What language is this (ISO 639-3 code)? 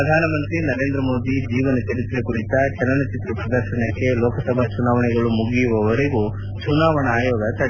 kan